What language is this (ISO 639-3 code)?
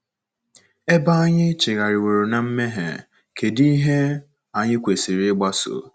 ibo